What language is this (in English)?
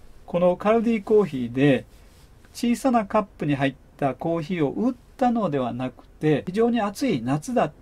Japanese